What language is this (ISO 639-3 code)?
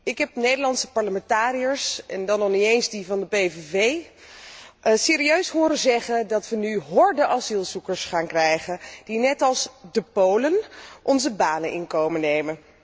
nld